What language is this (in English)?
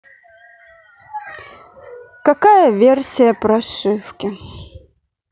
Russian